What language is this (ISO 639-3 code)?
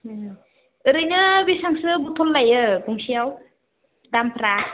brx